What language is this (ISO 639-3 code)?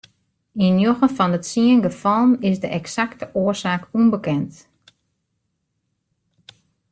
fry